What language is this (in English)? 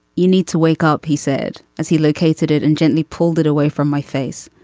English